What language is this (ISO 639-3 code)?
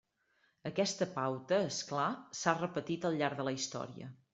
cat